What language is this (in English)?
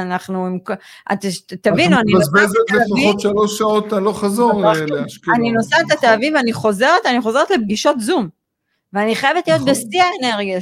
Hebrew